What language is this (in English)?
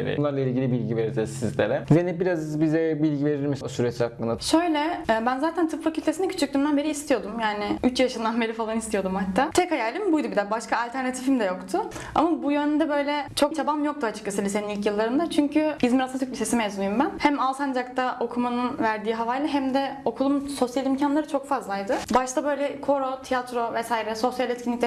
Turkish